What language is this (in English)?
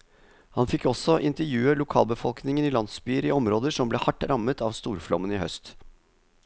Norwegian